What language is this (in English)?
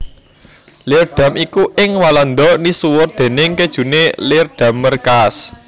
Javanese